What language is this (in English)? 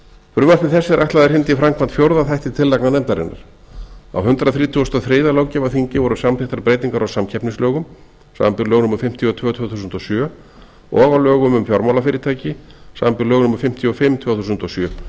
Icelandic